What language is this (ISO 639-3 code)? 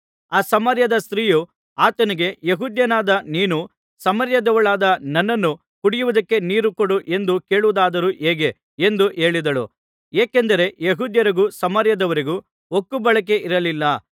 kan